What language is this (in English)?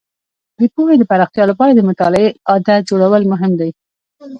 Pashto